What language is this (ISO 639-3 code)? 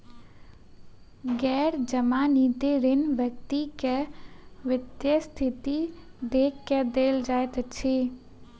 mai